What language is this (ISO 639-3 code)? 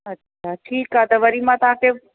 snd